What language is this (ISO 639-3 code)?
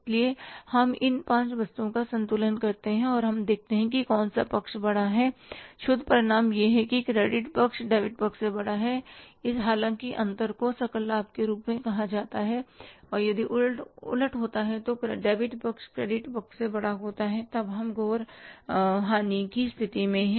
hin